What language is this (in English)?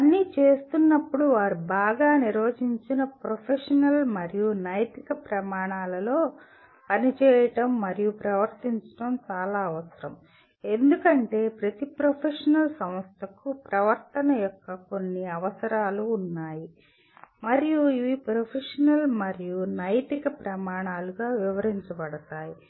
Telugu